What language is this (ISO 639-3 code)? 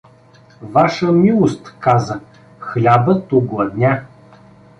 bul